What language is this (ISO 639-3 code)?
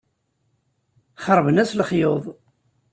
kab